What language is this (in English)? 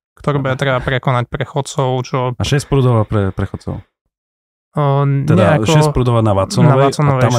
Slovak